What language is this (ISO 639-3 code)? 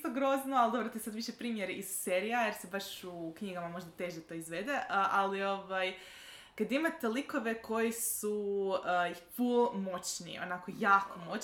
hrv